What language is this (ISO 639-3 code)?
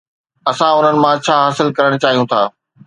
snd